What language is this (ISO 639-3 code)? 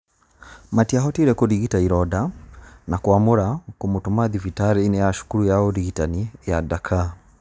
kik